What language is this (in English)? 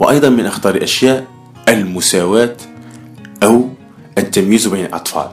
Arabic